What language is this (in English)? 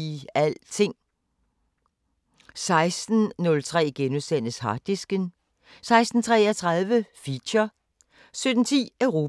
Danish